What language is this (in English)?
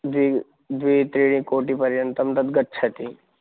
Sanskrit